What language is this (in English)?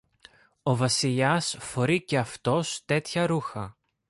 Greek